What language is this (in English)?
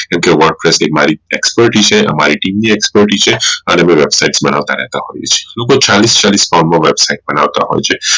Gujarati